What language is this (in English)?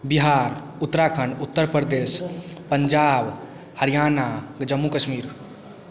Maithili